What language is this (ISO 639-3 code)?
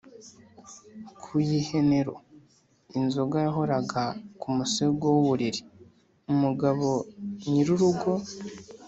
kin